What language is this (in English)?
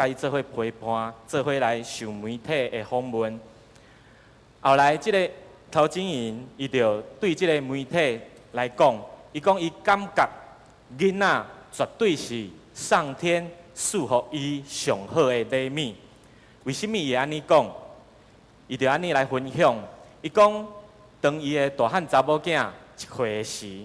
Chinese